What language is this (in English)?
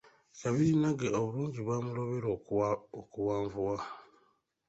Ganda